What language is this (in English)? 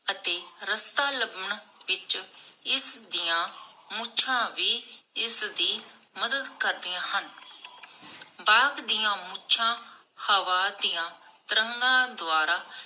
Punjabi